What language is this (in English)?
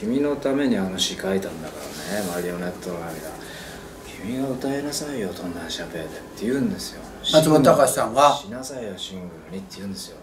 Japanese